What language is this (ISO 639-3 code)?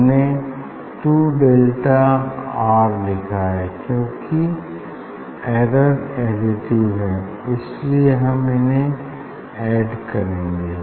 hin